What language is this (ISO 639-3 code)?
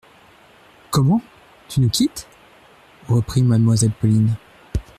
fra